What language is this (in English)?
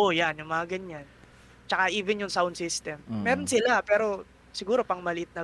Filipino